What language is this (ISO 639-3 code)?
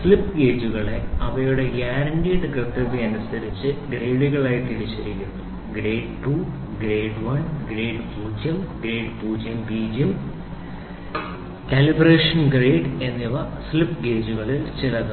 mal